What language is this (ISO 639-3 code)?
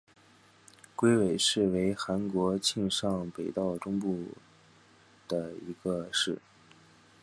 zho